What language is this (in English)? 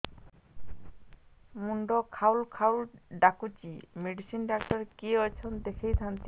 Odia